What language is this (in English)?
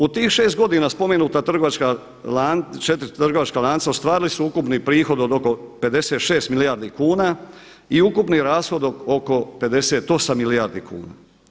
Croatian